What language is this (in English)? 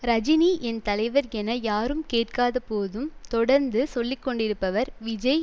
Tamil